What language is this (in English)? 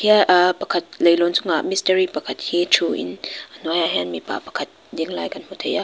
Mizo